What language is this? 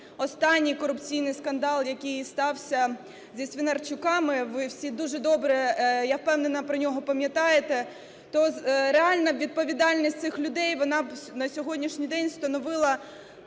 Ukrainian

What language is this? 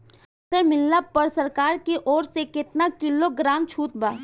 Bhojpuri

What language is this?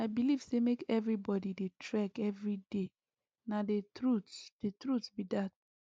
Nigerian Pidgin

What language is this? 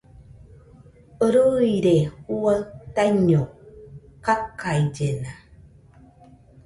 Nüpode Huitoto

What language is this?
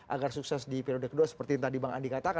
Indonesian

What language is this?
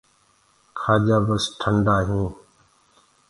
Gurgula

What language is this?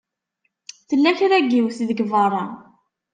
Kabyle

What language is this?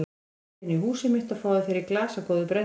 Icelandic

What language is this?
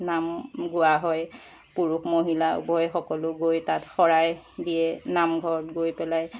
Assamese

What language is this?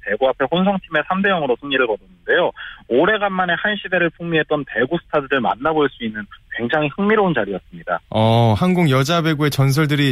Korean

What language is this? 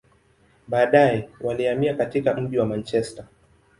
Swahili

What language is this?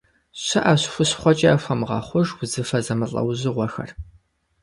Kabardian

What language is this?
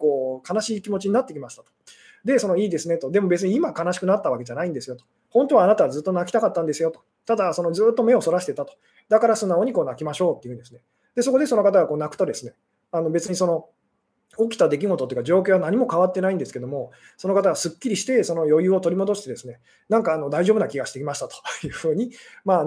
Japanese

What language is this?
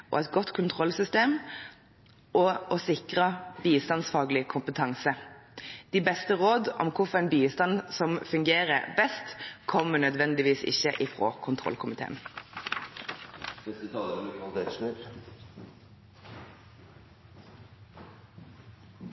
Norwegian Bokmål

